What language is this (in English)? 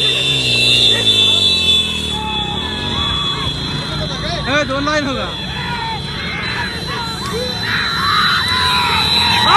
Spanish